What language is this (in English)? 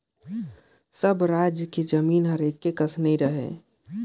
Chhattisgarhi